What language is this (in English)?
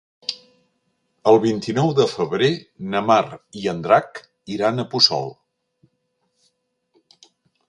Catalan